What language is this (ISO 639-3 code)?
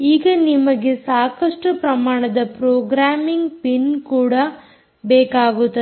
kan